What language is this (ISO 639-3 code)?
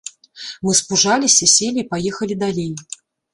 bel